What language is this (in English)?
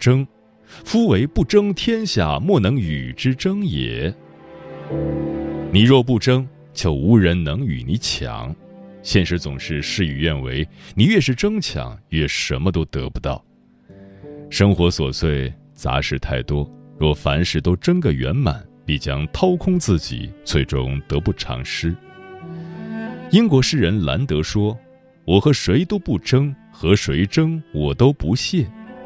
Chinese